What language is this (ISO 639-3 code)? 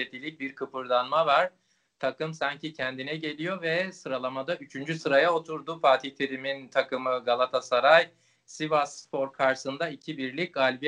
tur